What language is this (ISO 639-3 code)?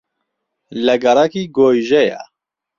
ckb